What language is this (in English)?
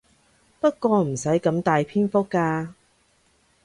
Cantonese